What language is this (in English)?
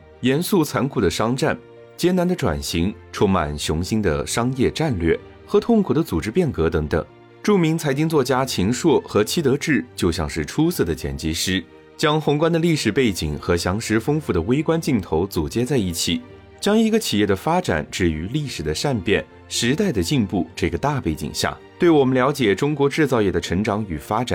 Chinese